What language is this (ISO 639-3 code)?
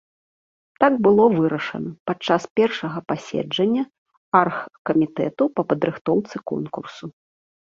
bel